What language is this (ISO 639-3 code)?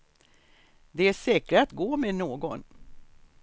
swe